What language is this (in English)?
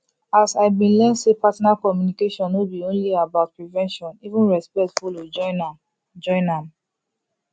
Nigerian Pidgin